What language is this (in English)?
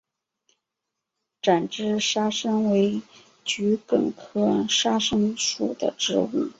Chinese